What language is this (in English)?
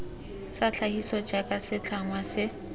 Tswana